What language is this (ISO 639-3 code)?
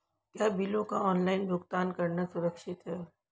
hin